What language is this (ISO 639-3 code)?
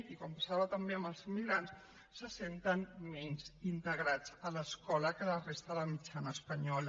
cat